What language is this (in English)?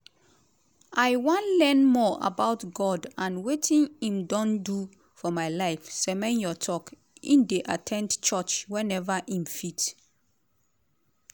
Nigerian Pidgin